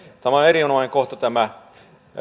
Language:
Finnish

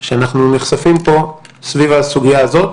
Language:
Hebrew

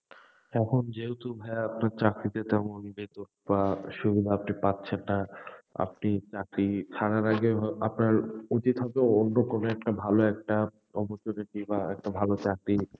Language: Bangla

